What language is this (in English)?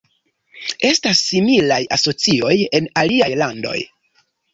Esperanto